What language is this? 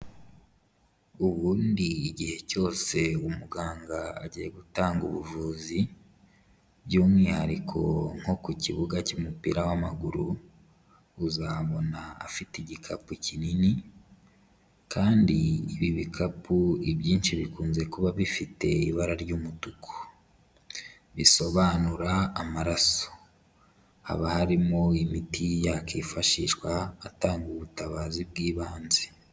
Kinyarwanda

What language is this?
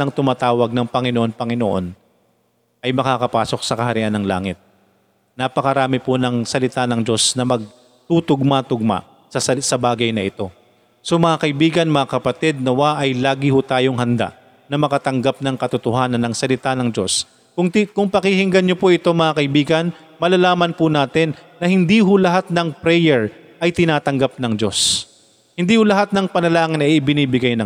Filipino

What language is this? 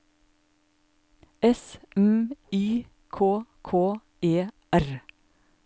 Norwegian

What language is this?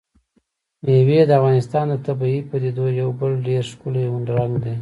Pashto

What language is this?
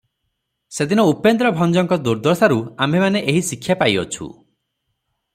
Odia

